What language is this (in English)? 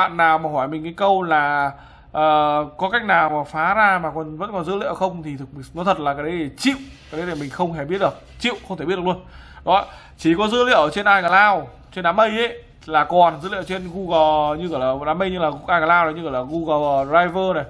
Vietnamese